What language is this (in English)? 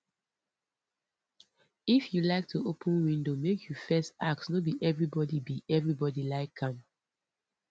Nigerian Pidgin